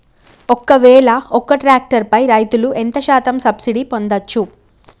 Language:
Telugu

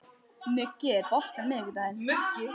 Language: Icelandic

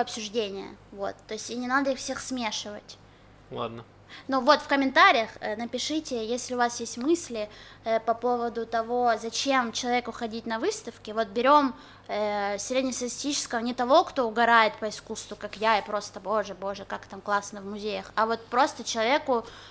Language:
Russian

